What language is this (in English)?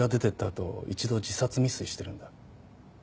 Japanese